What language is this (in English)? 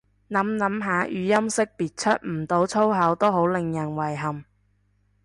Cantonese